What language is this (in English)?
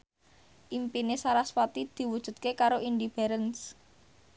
Javanese